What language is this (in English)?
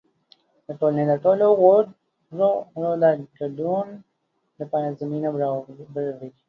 Pashto